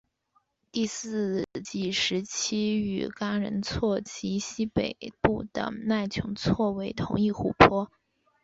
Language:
Chinese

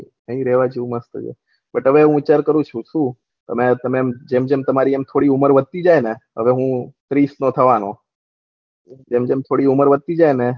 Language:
Gujarati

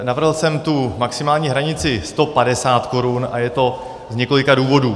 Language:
Czech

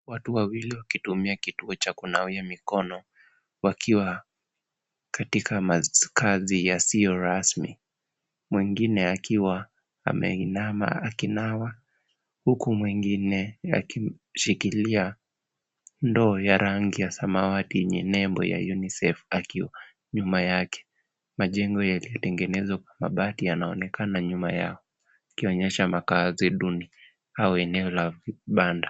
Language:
Swahili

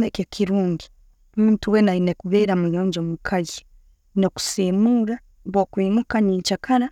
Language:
Tooro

